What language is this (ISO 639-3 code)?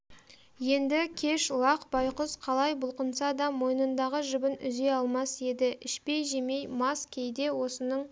kaz